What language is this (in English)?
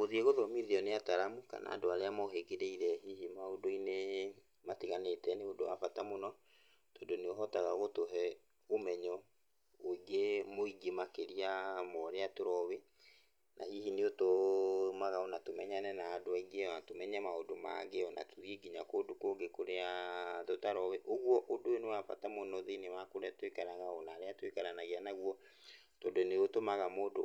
Kikuyu